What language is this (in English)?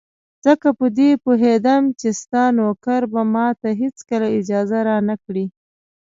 Pashto